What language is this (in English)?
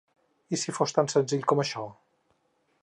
Catalan